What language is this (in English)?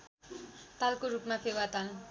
Nepali